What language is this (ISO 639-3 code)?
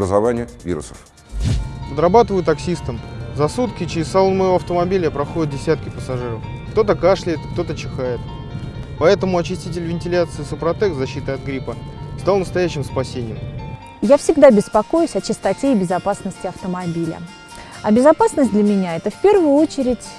rus